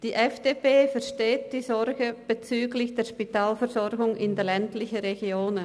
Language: Swiss German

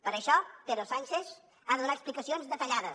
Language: Catalan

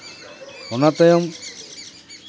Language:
Santali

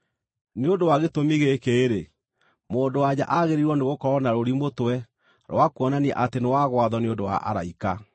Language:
Kikuyu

